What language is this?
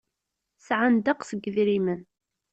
Kabyle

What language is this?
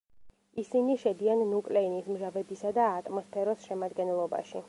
Georgian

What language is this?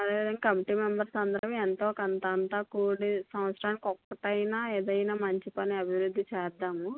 Telugu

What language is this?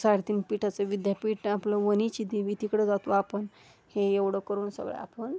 Marathi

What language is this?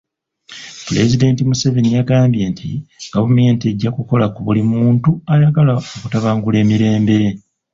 Ganda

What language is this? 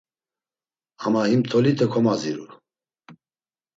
Laz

